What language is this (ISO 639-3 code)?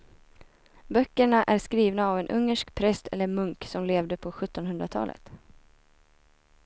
swe